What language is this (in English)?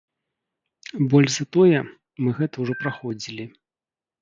Belarusian